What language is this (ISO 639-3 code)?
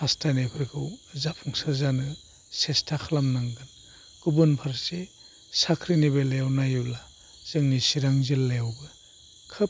brx